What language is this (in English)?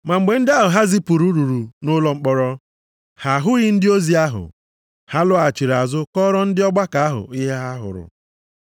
Igbo